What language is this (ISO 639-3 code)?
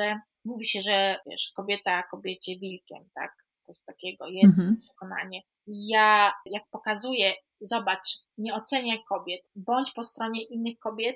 pol